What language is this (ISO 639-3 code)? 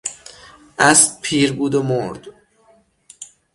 fas